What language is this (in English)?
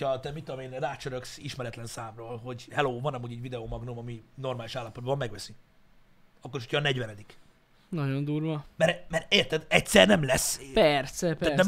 Hungarian